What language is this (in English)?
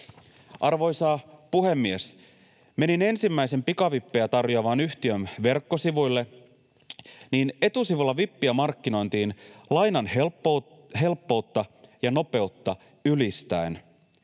Finnish